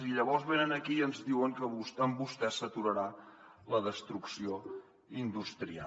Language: Catalan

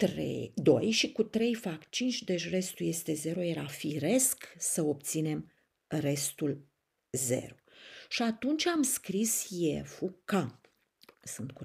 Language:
Romanian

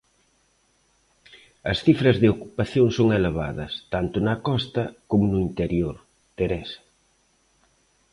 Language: Galician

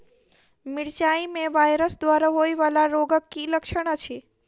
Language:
Maithili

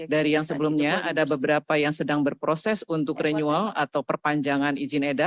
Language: Indonesian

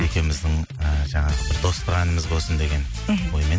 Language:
Kazakh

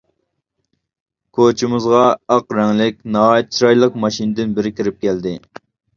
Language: Uyghur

